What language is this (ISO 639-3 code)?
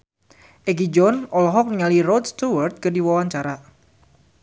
sun